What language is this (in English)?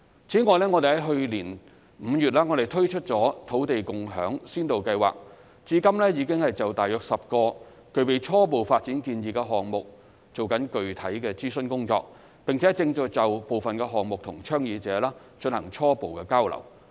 Cantonese